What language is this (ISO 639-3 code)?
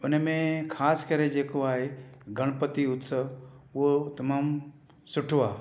snd